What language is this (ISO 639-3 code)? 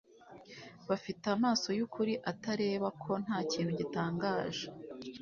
kin